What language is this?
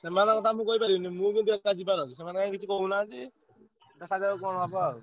Odia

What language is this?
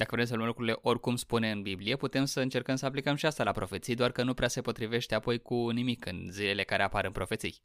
Romanian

